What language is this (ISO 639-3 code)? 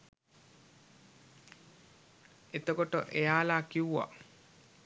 sin